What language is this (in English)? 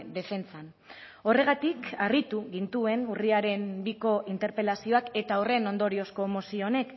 Basque